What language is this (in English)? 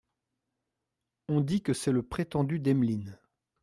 French